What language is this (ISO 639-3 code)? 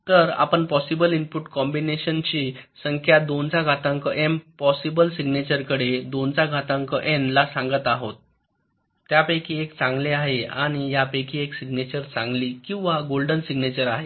mar